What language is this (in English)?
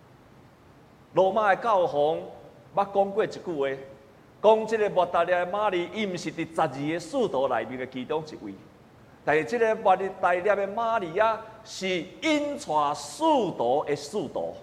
Chinese